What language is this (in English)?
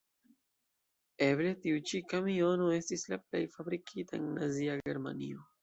Esperanto